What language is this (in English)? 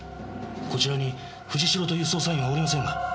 Japanese